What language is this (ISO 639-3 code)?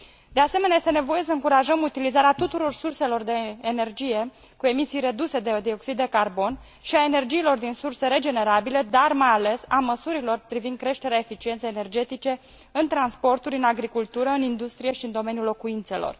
ron